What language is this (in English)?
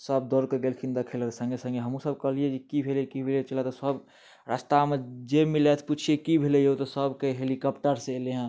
Maithili